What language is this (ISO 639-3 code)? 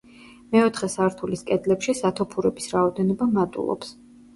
kat